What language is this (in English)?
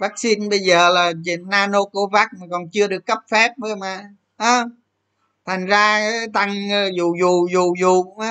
Vietnamese